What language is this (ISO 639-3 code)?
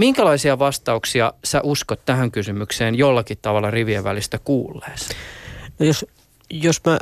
fin